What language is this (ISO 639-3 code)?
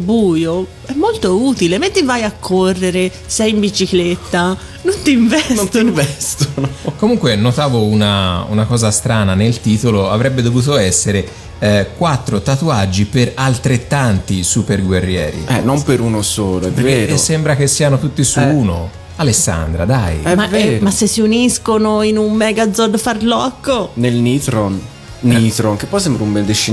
ita